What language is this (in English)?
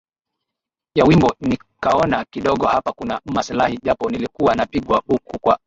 Swahili